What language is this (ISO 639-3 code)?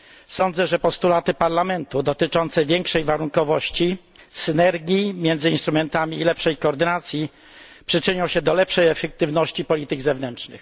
pol